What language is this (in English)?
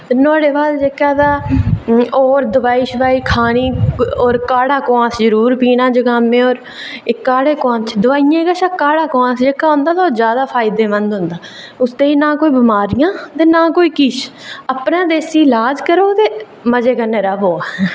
Dogri